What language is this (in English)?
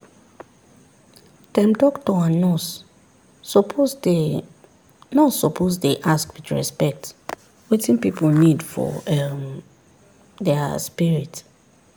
Nigerian Pidgin